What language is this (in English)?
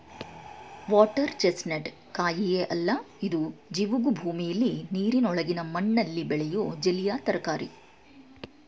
Kannada